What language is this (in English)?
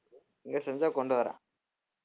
Tamil